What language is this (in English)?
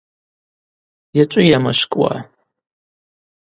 Abaza